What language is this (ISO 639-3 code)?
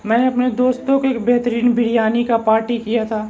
urd